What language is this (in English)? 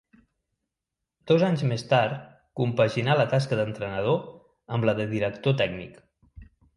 Catalan